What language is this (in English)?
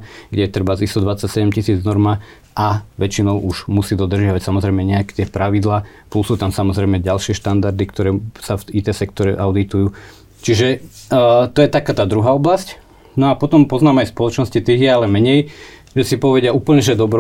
Slovak